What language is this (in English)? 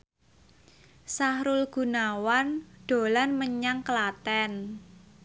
Javanese